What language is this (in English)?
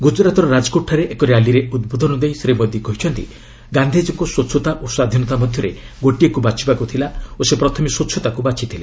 Odia